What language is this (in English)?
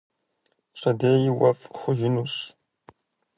Kabardian